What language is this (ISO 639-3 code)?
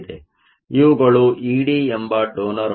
kan